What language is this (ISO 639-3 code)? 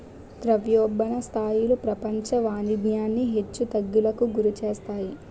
tel